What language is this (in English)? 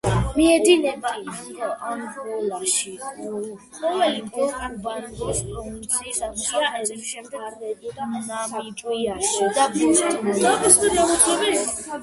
Georgian